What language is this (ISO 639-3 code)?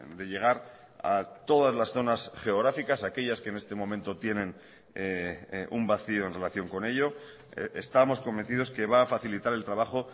spa